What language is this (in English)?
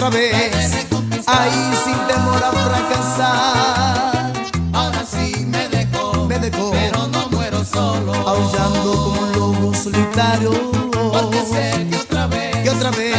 Spanish